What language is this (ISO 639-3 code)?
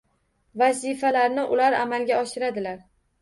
uzb